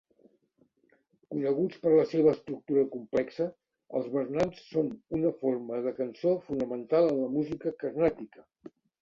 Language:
Catalan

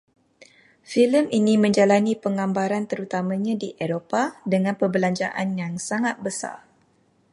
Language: Malay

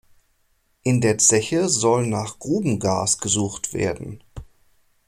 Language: German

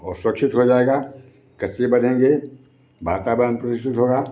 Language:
Hindi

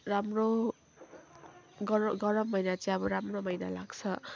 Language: Nepali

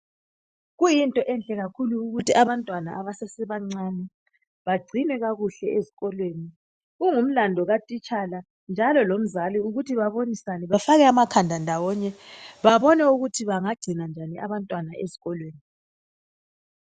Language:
North Ndebele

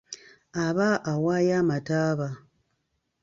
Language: Ganda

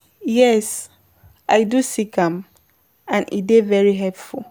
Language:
Nigerian Pidgin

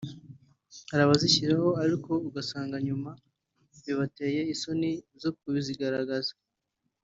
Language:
Kinyarwanda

